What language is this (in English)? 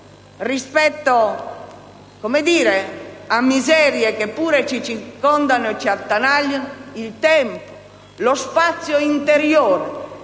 Italian